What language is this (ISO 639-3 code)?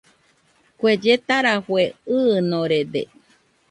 hux